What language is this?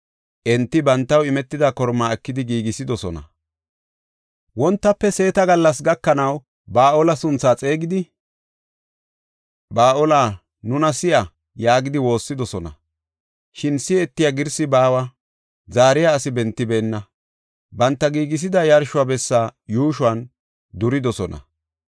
Gofa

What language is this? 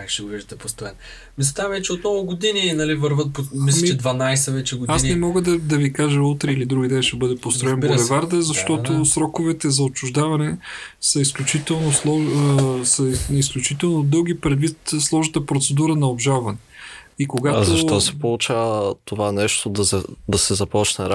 Bulgarian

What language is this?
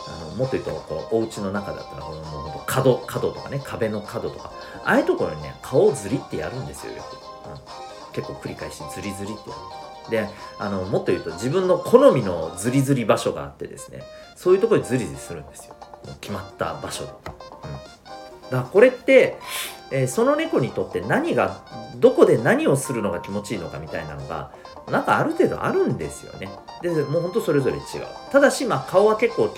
Japanese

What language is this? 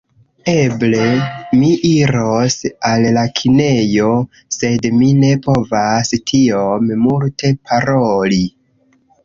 Esperanto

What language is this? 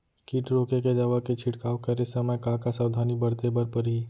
Chhattisgarhi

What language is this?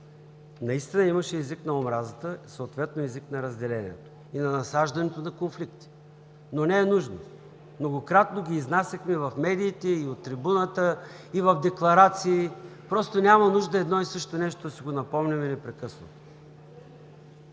Bulgarian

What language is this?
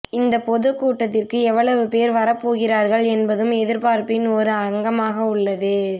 Tamil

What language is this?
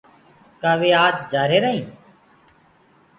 Gurgula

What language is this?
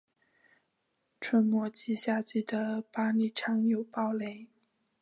Chinese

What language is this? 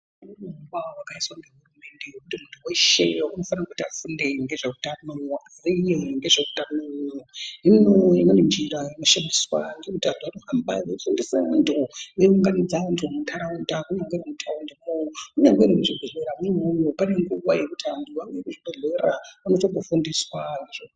Ndau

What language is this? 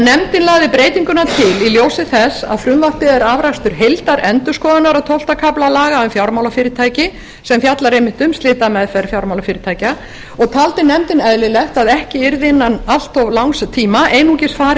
Icelandic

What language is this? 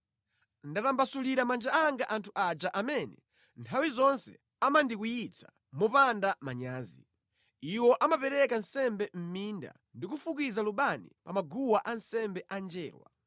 Nyanja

